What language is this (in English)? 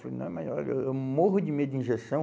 Portuguese